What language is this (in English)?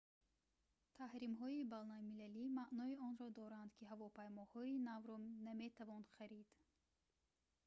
Tajik